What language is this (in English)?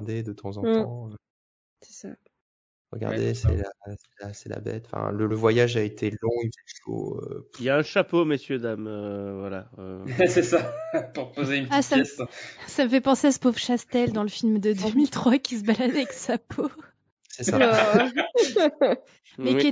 French